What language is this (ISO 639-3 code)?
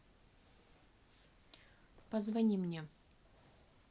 rus